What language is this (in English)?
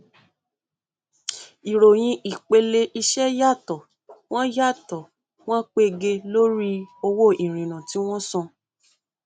Yoruba